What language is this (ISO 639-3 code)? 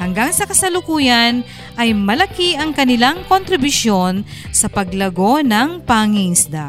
fil